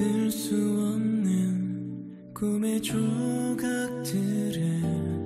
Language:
Korean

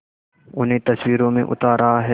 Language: Hindi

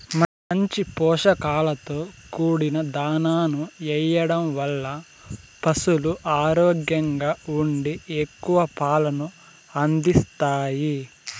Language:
Telugu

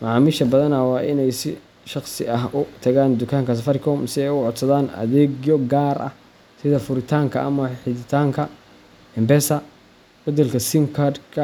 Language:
Somali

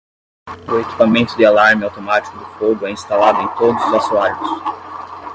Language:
Portuguese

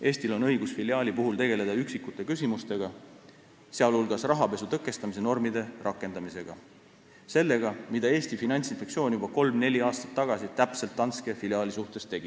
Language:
Estonian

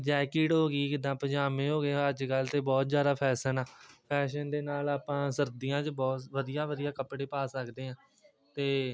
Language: Punjabi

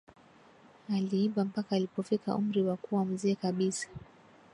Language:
Swahili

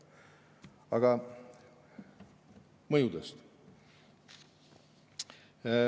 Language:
Estonian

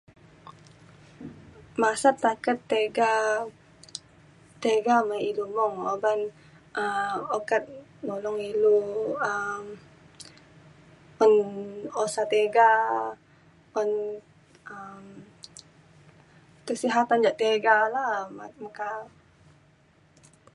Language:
Mainstream Kenyah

